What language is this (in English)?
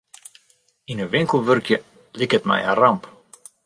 Western Frisian